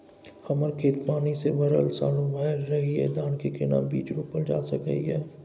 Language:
Maithili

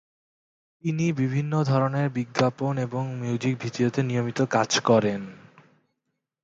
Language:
Bangla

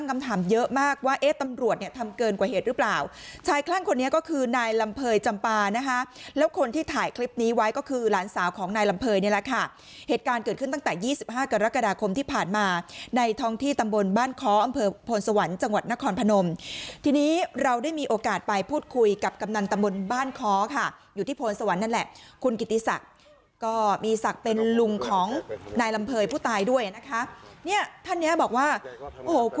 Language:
Thai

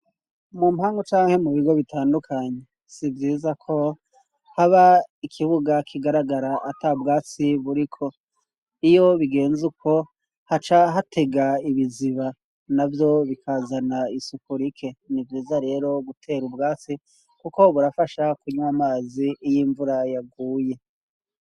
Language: Rundi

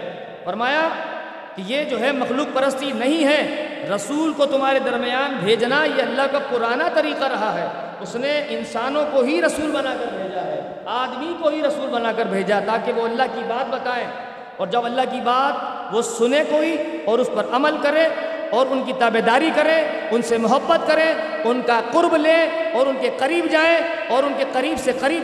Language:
Urdu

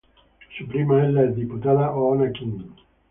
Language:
Spanish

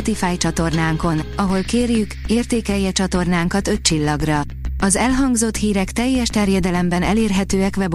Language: Hungarian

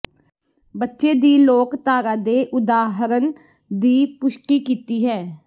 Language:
Punjabi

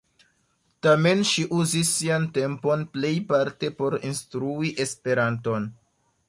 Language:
Esperanto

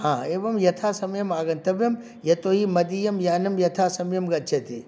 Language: Sanskrit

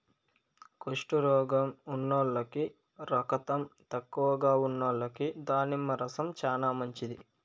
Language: Telugu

